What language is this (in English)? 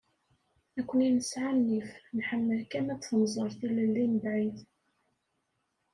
Kabyle